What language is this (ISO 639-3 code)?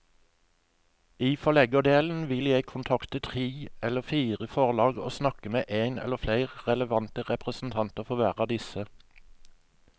nor